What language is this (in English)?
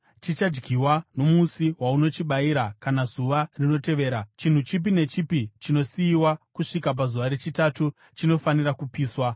Shona